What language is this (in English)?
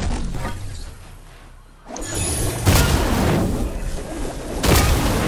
Hindi